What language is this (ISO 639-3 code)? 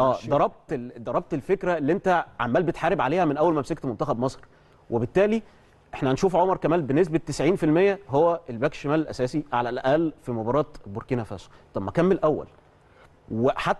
ara